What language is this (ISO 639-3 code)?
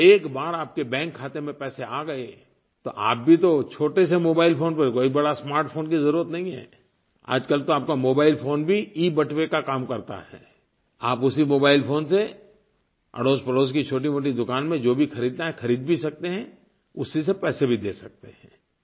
hin